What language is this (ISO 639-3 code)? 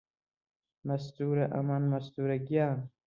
ckb